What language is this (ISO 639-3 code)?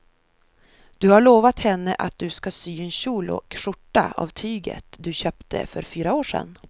swe